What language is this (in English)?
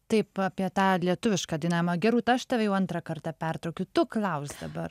Lithuanian